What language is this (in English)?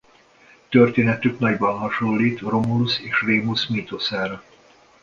Hungarian